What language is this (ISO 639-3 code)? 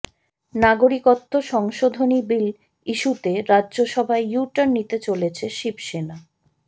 ben